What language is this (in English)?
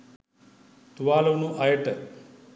Sinhala